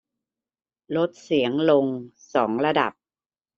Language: Thai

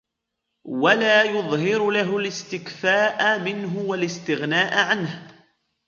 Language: Arabic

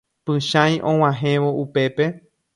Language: Guarani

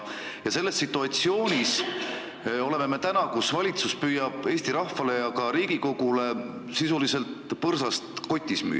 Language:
Estonian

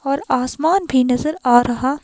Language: Hindi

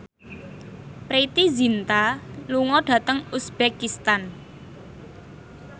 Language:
Javanese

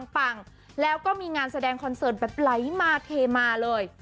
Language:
Thai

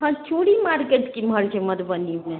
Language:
Maithili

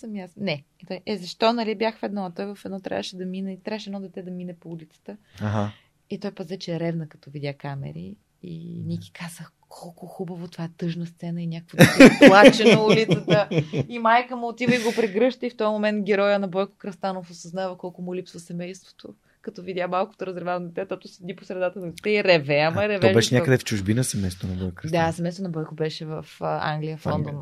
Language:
Bulgarian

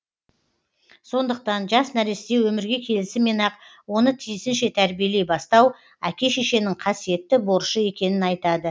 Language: Kazakh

